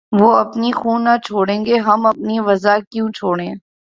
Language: Urdu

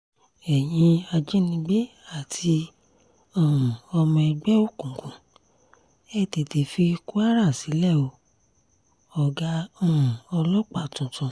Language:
Yoruba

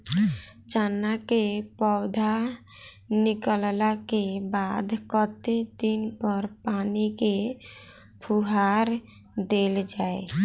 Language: Maithili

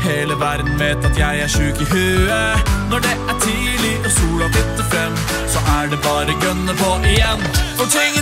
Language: Norwegian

